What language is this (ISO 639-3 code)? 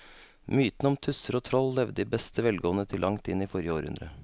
nor